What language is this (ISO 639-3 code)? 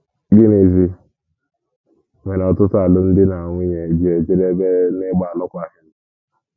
ibo